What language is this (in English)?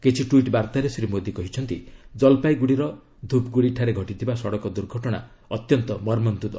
Odia